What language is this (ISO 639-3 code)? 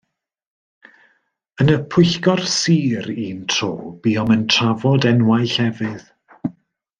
cym